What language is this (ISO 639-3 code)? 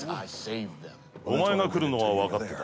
jpn